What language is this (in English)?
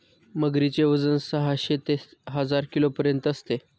Marathi